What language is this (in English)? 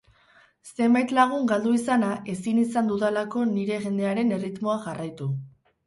Basque